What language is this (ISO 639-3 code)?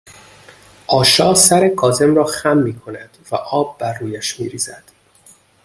fas